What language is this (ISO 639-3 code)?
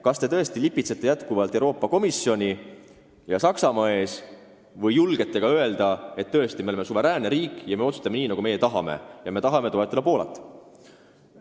est